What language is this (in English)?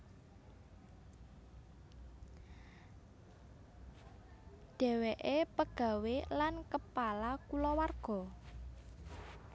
Javanese